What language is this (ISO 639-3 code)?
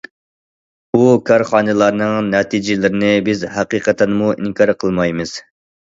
uig